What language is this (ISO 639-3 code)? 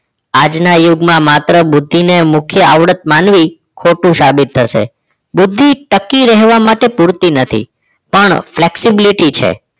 guj